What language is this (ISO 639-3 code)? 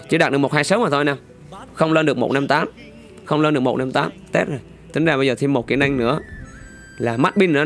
vie